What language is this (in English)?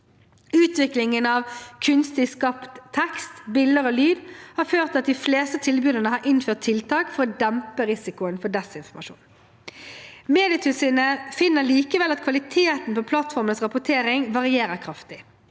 Norwegian